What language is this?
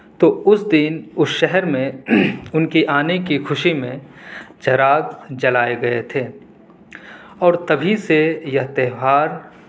Urdu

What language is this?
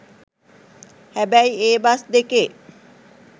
Sinhala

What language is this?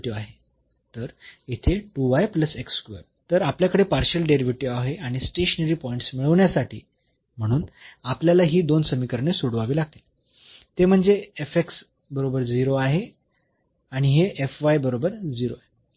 Marathi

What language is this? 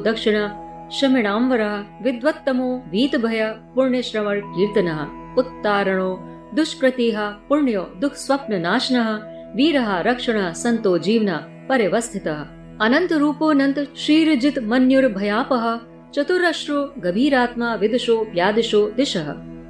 Hindi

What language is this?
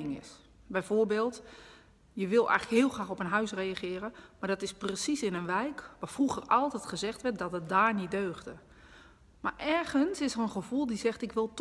Dutch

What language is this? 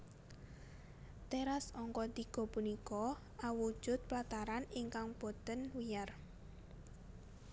Javanese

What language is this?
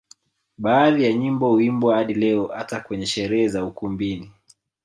Swahili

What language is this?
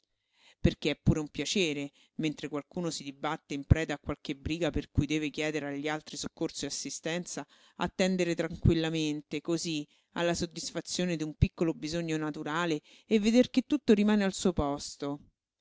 Italian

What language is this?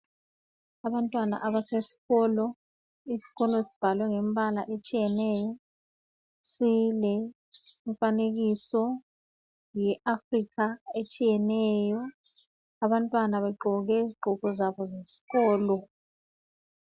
North Ndebele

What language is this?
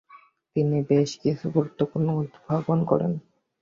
Bangla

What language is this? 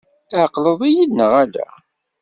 Kabyle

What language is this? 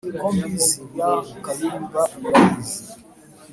Kinyarwanda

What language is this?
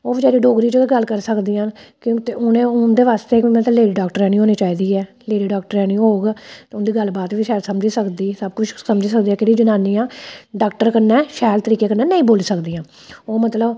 Dogri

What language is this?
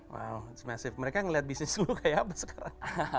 Indonesian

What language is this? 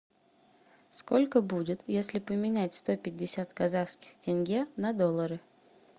Russian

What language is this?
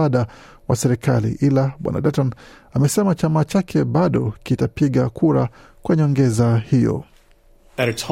Swahili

